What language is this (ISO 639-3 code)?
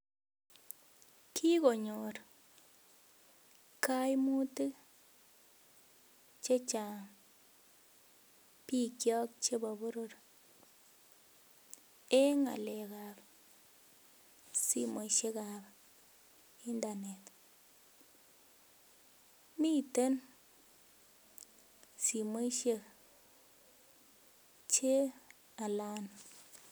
kln